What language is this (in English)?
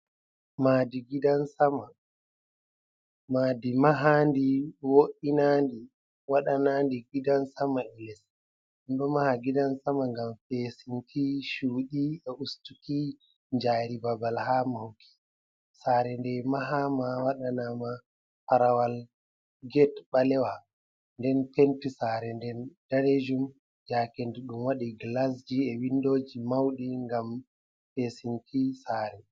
Fula